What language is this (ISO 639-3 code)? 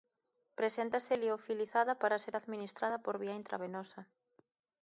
glg